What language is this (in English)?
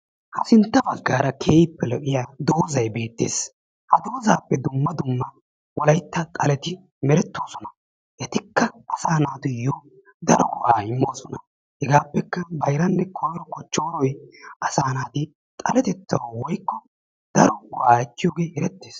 Wolaytta